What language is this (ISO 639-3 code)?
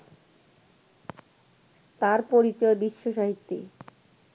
ben